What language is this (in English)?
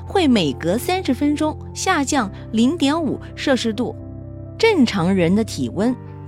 Chinese